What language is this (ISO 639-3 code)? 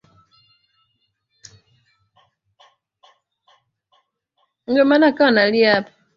swa